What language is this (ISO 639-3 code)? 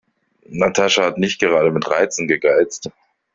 deu